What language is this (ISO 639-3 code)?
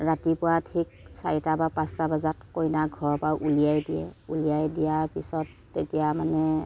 asm